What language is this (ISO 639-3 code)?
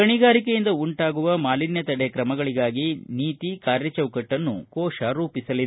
kan